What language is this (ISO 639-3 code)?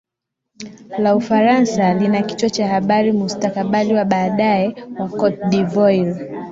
swa